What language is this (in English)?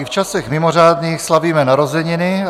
Czech